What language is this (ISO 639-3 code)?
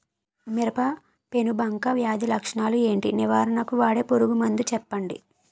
tel